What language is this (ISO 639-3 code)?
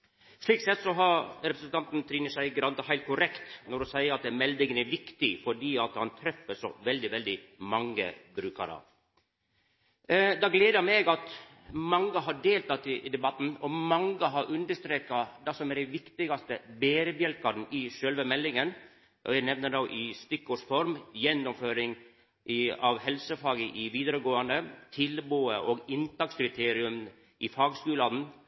nno